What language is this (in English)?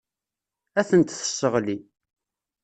Kabyle